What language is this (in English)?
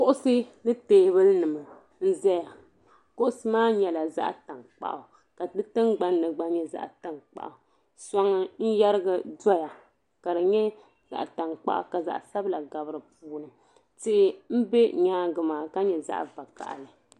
Dagbani